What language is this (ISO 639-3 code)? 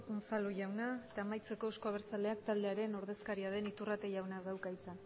eus